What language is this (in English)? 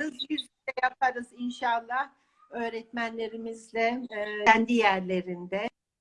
Turkish